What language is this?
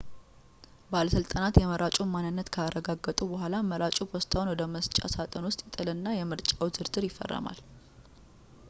Amharic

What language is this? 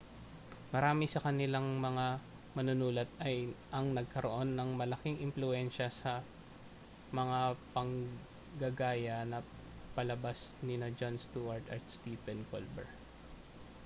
Filipino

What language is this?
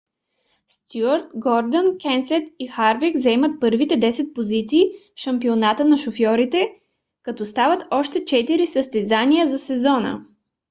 Bulgarian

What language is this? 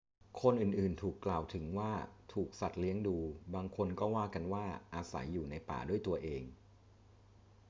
Thai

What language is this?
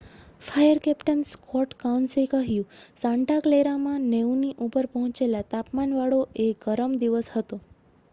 Gujarati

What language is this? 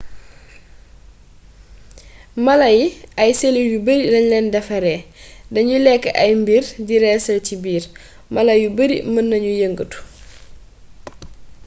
Wolof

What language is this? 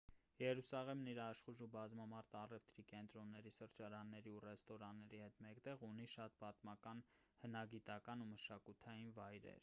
Armenian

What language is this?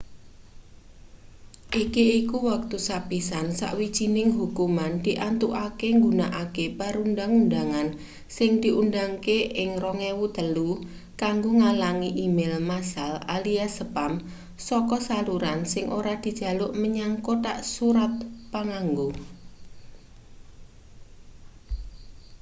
Javanese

